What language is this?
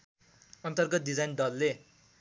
Nepali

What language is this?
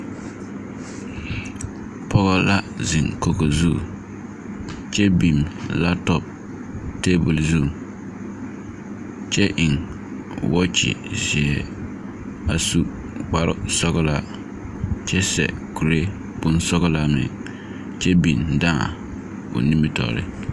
Southern Dagaare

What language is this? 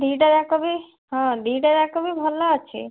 Odia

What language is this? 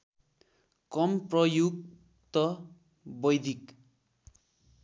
Nepali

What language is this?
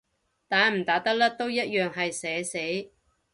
Cantonese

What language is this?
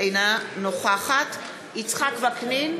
Hebrew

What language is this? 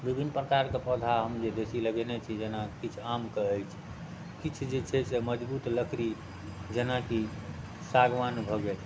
Maithili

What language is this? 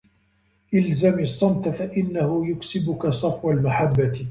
Arabic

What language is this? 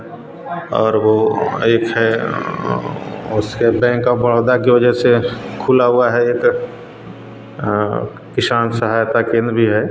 Hindi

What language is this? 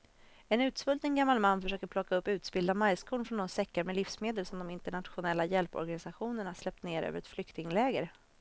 Swedish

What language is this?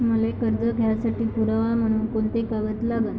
Marathi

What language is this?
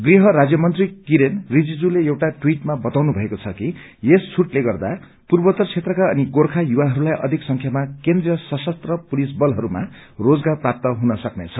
Nepali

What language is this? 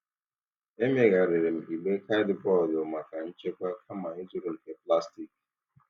Igbo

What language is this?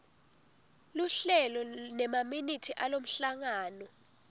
Swati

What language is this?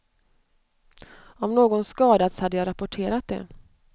Swedish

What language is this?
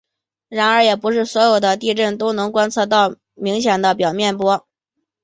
Chinese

